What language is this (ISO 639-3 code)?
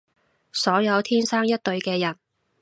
yue